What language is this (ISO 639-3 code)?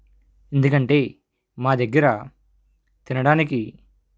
tel